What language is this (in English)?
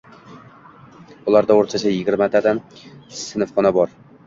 Uzbek